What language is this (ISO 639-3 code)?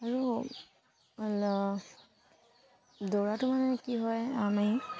asm